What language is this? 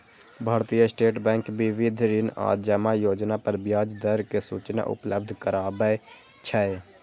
Maithili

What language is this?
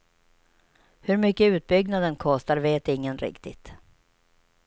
Swedish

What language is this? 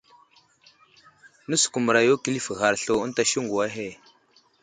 Wuzlam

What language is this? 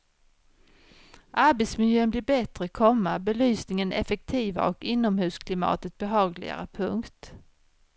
Swedish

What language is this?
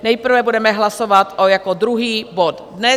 Czech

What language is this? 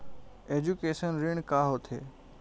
Chhattisgarhi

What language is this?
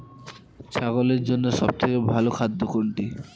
Bangla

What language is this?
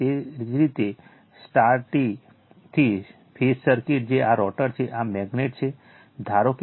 Gujarati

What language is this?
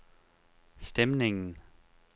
Danish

